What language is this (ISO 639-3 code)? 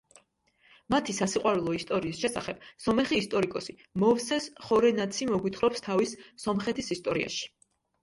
kat